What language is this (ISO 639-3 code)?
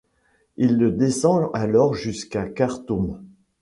fra